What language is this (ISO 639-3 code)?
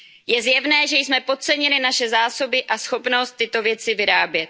ces